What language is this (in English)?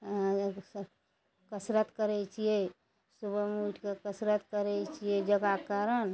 Maithili